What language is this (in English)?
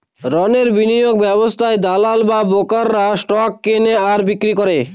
Bangla